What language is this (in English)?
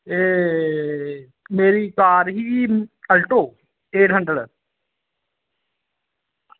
Dogri